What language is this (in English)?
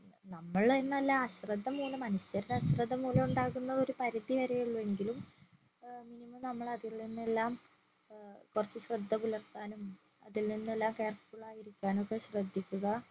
Malayalam